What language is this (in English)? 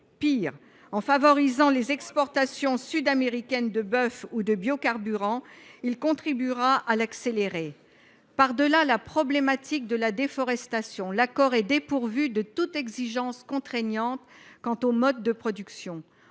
French